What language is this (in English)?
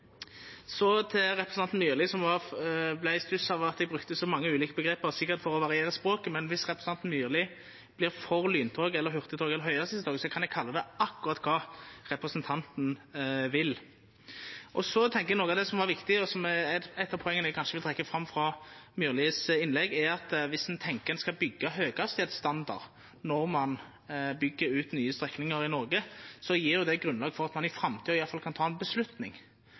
Norwegian Nynorsk